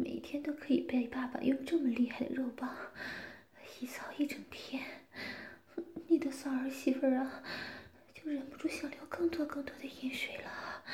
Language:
Chinese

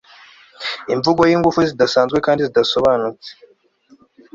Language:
Kinyarwanda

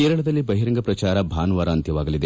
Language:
Kannada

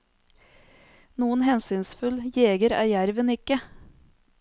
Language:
Norwegian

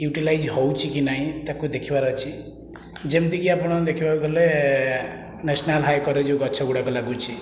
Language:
Odia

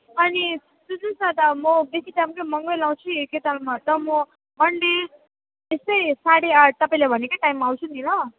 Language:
Nepali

